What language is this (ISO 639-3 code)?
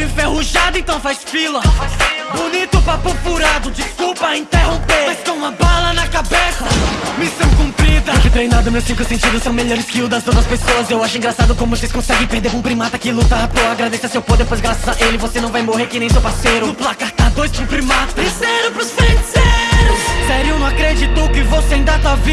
por